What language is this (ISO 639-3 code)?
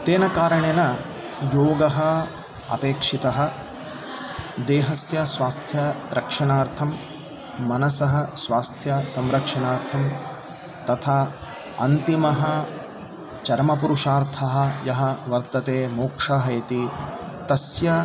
san